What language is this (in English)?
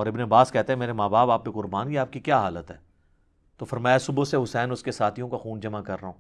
Urdu